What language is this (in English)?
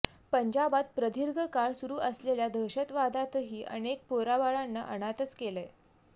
Marathi